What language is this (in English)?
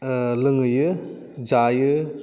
Bodo